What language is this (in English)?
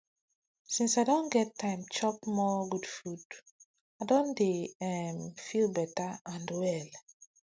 Nigerian Pidgin